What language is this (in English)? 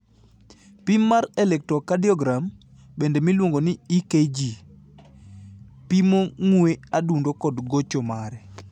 Luo (Kenya and Tanzania)